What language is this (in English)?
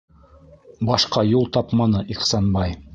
Bashkir